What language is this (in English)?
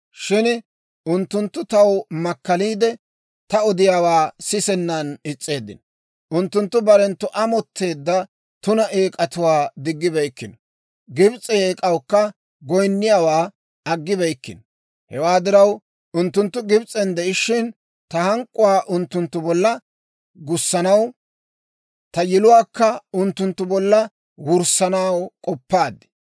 Dawro